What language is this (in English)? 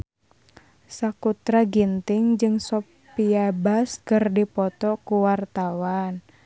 Sundanese